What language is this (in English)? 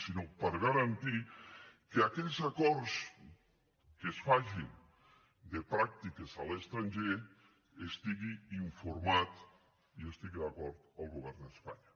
Catalan